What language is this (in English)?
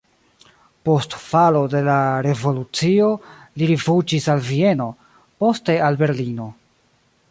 Esperanto